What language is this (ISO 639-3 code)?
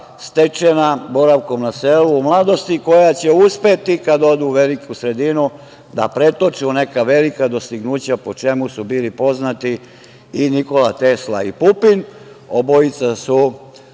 srp